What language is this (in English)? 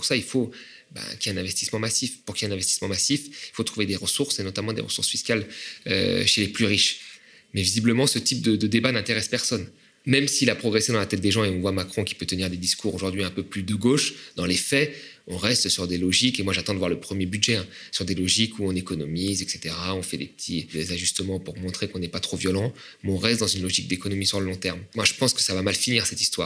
French